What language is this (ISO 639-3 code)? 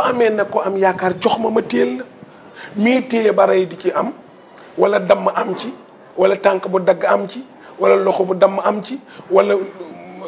fra